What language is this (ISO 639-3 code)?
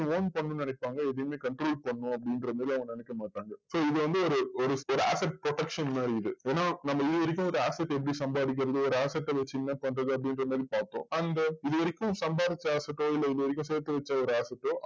tam